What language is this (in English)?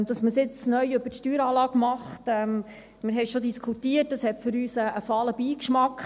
Swiss German